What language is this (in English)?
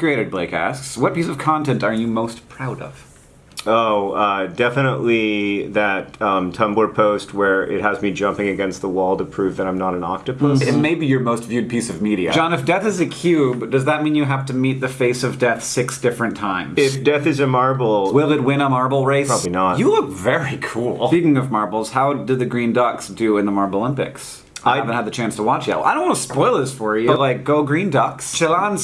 English